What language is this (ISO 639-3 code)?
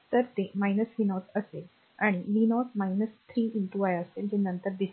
mar